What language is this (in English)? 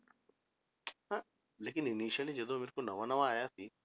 Punjabi